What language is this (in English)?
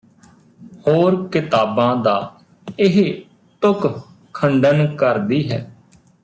Punjabi